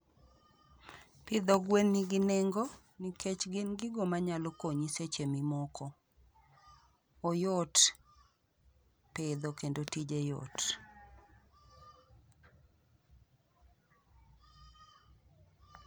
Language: Luo (Kenya and Tanzania)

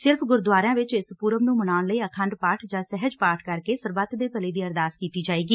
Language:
Punjabi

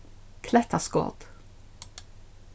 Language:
Faroese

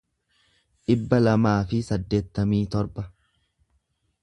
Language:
Oromo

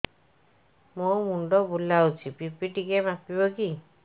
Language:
Odia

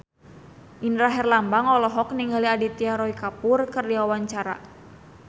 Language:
Sundanese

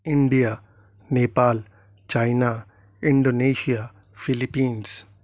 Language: Urdu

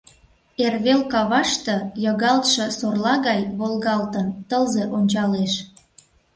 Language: Mari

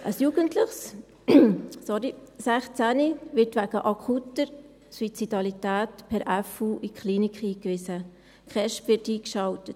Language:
Swiss German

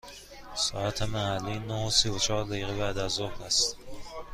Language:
Persian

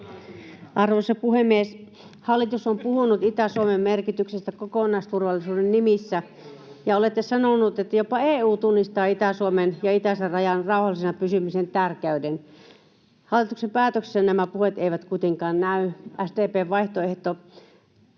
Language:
Finnish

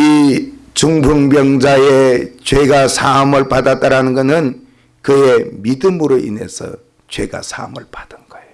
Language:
Korean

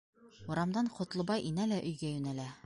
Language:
Bashkir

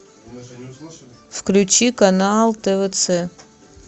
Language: Russian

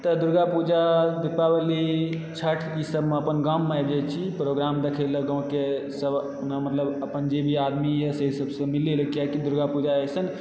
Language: Maithili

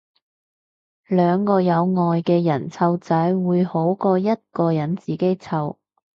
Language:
Cantonese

